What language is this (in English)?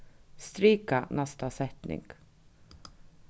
Faroese